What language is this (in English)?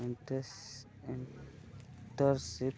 Odia